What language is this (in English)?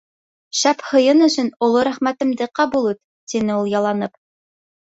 Bashkir